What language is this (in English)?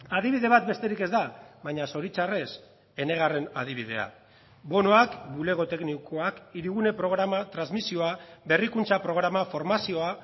Basque